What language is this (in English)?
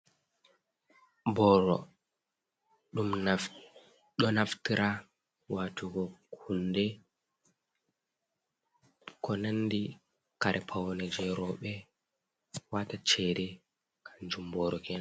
Fula